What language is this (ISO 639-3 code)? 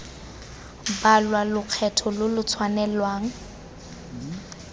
tsn